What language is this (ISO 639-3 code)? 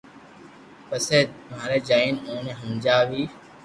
lrk